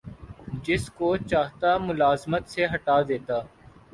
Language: Urdu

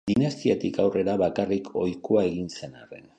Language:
Basque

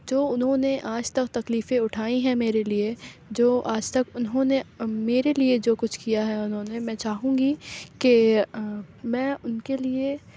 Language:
Urdu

